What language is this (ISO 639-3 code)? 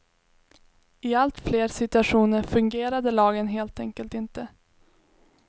swe